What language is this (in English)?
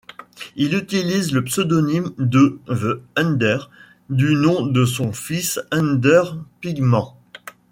French